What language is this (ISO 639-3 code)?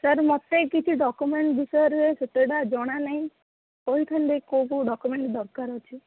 ori